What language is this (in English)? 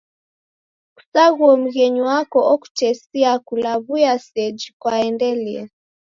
Taita